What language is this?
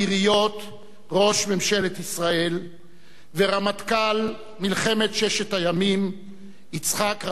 Hebrew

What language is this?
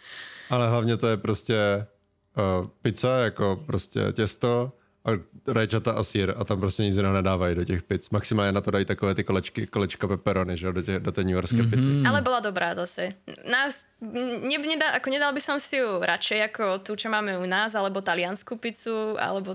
Czech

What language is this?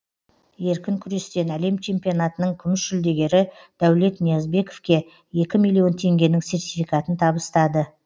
Kazakh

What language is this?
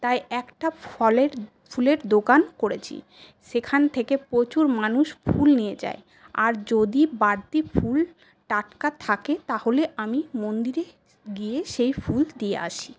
Bangla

